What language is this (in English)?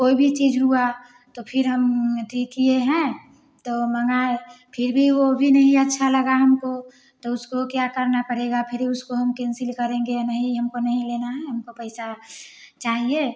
Hindi